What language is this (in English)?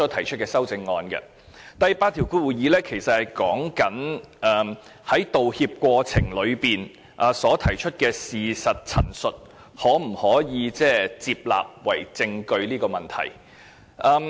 Cantonese